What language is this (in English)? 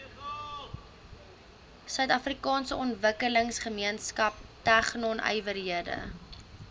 Afrikaans